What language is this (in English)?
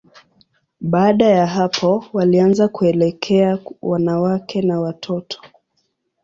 Swahili